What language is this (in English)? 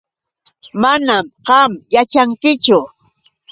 Yauyos Quechua